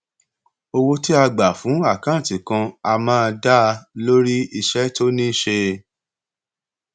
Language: Yoruba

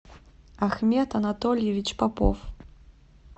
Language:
Russian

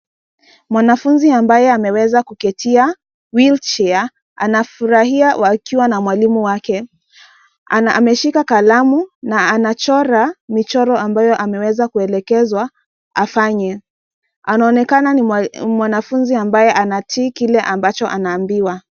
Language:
Swahili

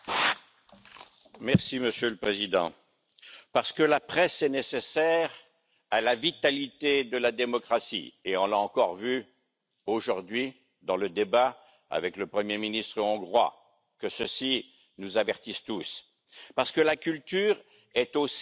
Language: French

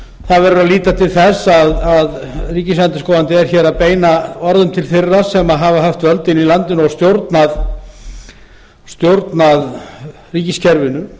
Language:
Icelandic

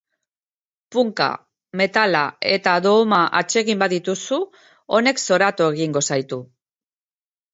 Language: Basque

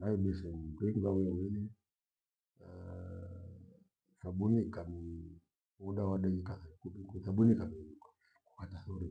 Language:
Gweno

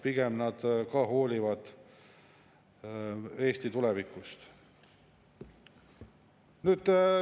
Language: Estonian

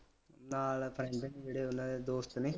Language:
Punjabi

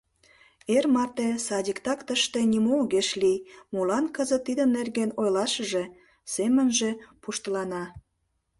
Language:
Mari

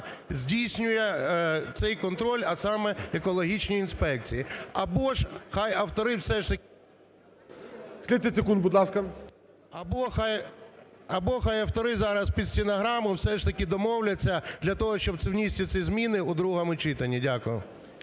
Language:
Ukrainian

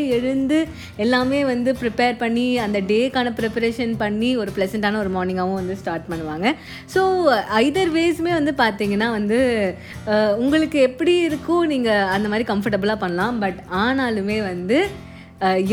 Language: Tamil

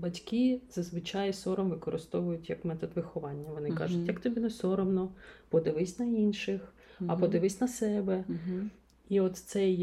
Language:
Ukrainian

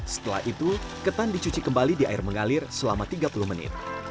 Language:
Indonesian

